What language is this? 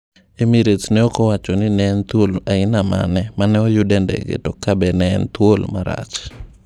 Luo (Kenya and Tanzania)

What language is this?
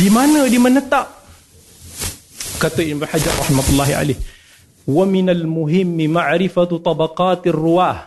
Malay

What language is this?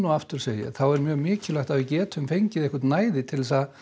Icelandic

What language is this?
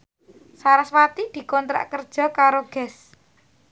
Javanese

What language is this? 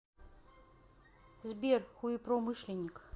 Russian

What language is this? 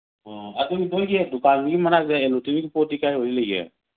Manipuri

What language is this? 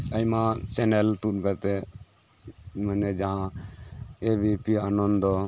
Santali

